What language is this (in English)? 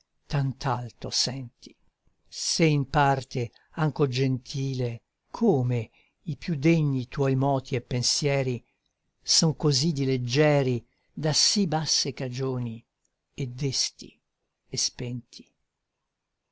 Italian